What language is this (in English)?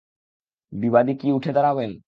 Bangla